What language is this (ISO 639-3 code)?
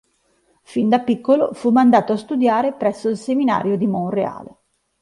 ita